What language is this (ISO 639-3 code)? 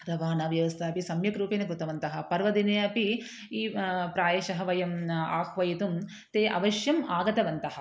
san